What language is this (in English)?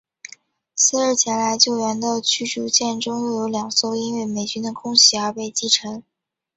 Chinese